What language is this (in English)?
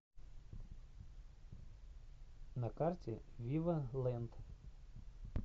Russian